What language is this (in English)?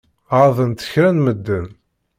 Kabyle